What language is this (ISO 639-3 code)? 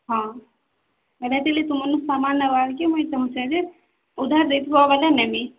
ori